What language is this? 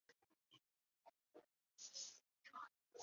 Chinese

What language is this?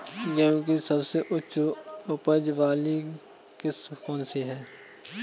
Hindi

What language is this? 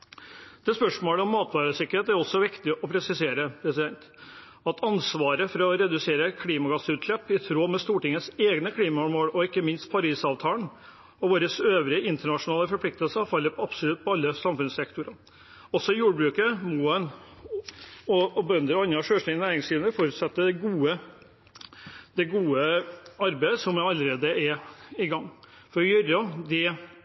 Norwegian Bokmål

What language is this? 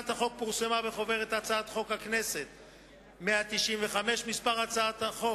Hebrew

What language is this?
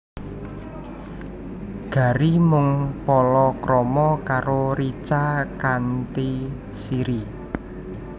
Javanese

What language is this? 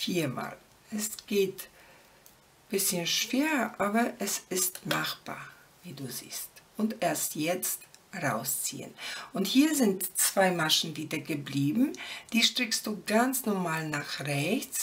German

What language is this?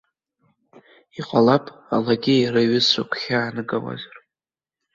Abkhazian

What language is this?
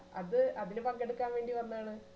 Malayalam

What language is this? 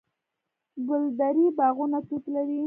Pashto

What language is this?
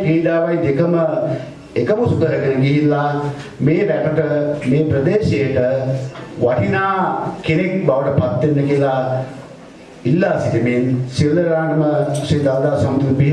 Indonesian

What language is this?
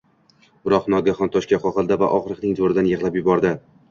Uzbek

